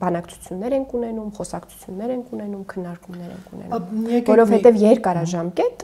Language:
Romanian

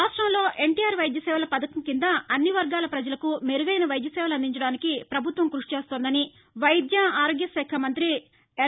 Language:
Telugu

